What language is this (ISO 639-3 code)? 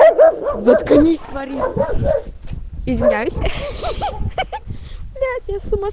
rus